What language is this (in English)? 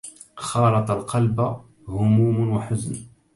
Arabic